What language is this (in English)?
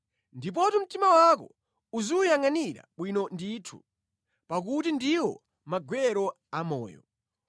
Nyanja